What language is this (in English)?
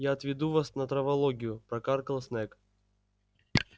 Russian